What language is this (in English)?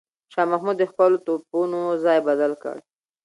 Pashto